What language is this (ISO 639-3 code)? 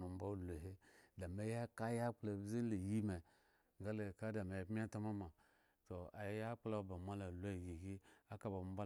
ego